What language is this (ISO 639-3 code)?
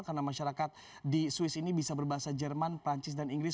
ind